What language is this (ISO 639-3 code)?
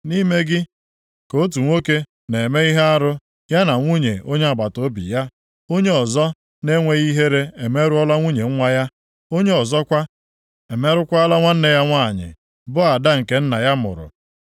ibo